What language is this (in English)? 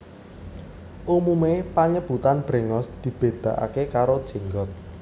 Javanese